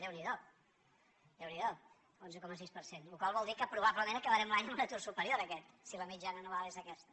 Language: Catalan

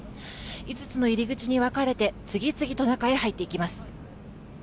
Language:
Japanese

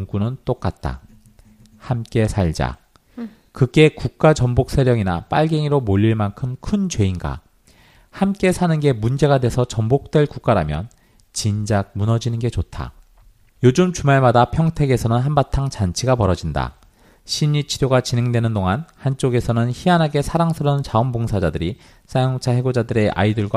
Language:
Korean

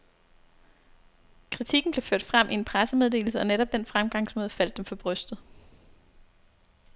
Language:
Danish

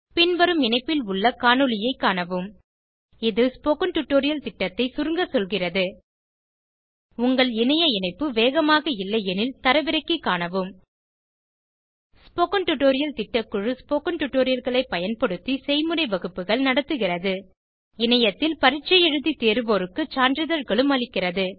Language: Tamil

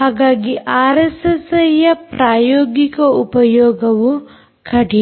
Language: Kannada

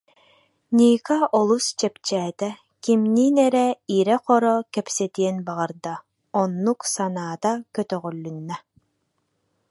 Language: Yakut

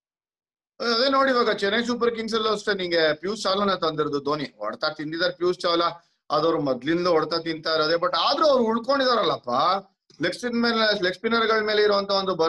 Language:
Kannada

